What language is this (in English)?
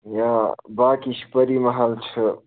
Kashmiri